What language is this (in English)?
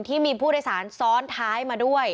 Thai